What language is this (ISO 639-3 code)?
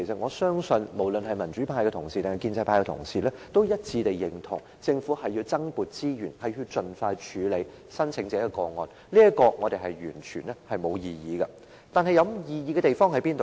yue